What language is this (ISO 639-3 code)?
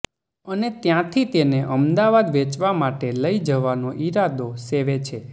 guj